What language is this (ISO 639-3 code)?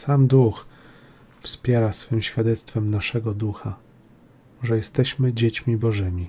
pol